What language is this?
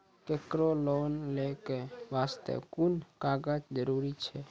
Maithili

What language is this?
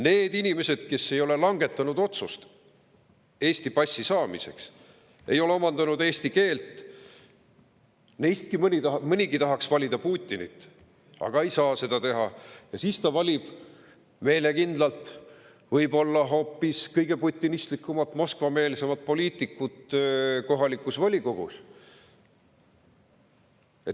Estonian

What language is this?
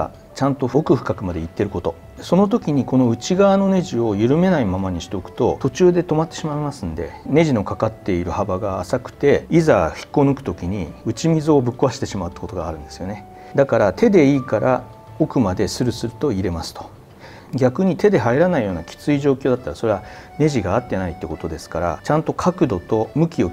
Japanese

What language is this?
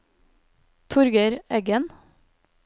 Norwegian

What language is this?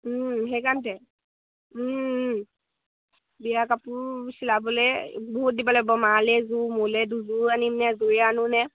Assamese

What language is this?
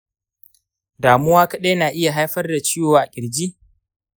Hausa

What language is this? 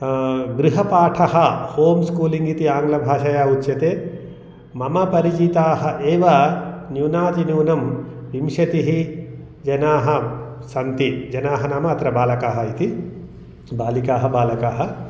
Sanskrit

